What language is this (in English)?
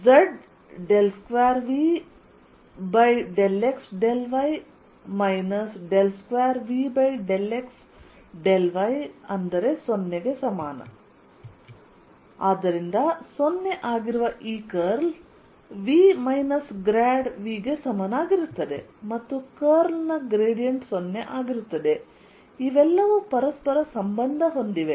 Kannada